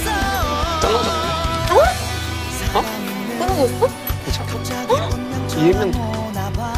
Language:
Korean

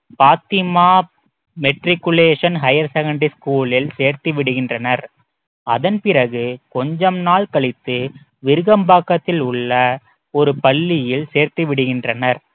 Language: Tamil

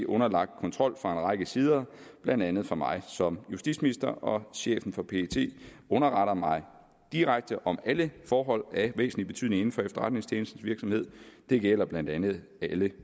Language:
Danish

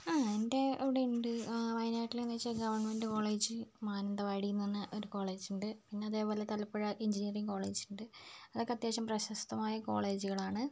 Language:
Malayalam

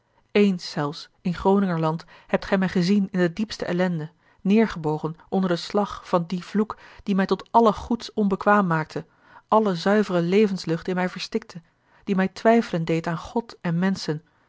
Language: Dutch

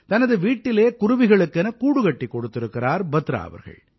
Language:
Tamil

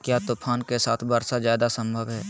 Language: Magahi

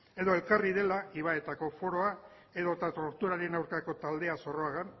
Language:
Basque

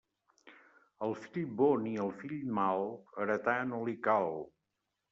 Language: Catalan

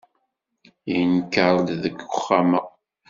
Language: Kabyle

